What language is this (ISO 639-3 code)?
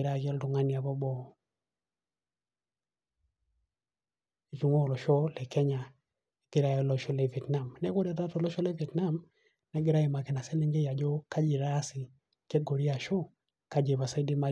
mas